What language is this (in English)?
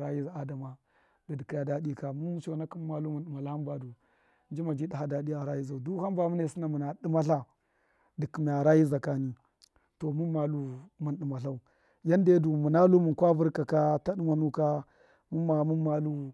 Miya